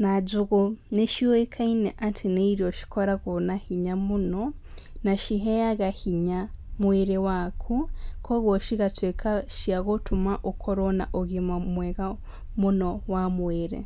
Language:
Kikuyu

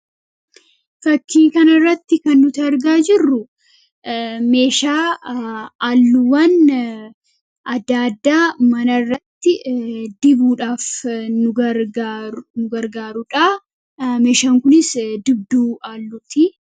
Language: Oromo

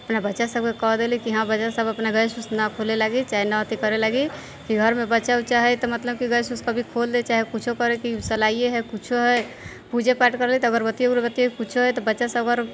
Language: Maithili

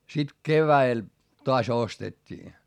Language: Finnish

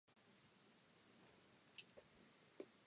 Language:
English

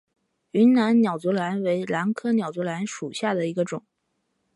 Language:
Chinese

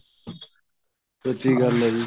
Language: Punjabi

